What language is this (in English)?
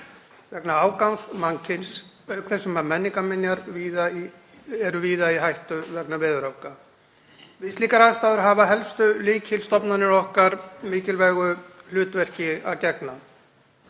Icelandic